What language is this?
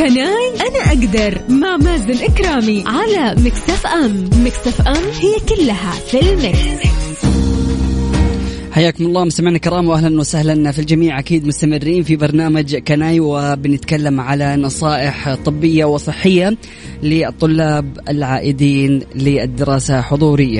Arabic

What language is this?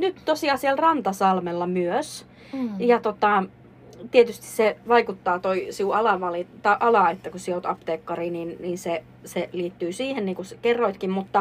Finnish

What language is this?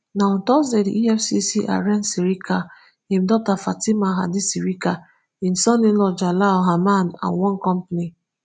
Nigerian Pidgin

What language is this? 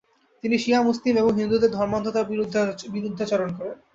Bangla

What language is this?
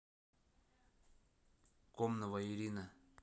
Russian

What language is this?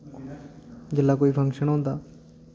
Dogri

